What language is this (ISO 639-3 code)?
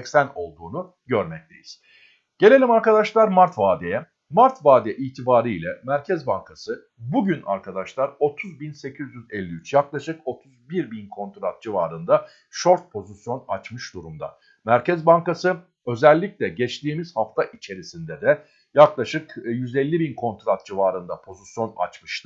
tur